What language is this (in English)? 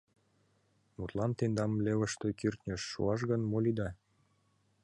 Mari